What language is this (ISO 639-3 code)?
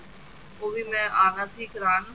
pan